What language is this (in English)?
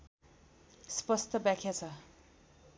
Nepali